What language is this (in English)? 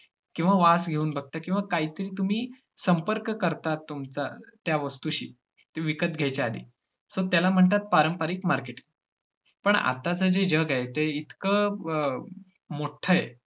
Marathi